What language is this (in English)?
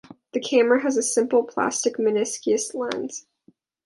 English